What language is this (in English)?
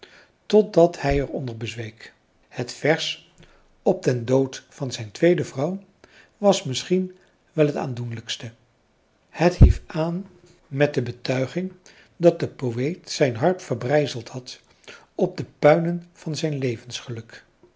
Dutch